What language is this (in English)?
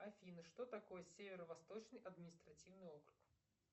Russian